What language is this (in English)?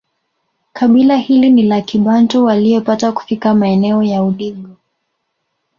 Swahili